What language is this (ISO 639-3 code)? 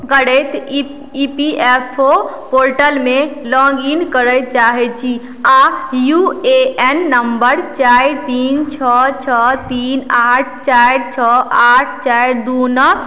mai